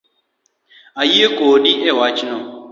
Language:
Luo (Kenya and Tanzania)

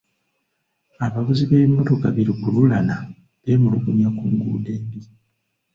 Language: Ganda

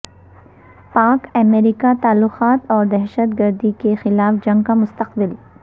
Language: Urdu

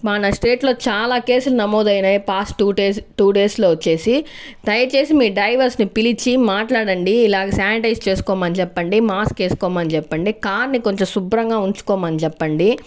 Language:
Telugu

